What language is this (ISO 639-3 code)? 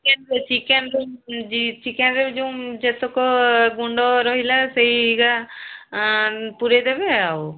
ori